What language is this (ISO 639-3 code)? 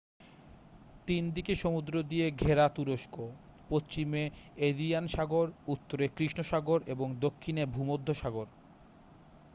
ben